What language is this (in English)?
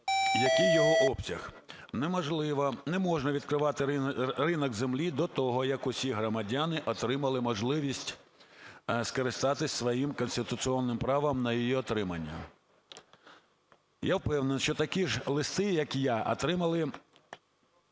Ukrainian